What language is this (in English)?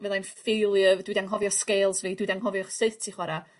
Welsh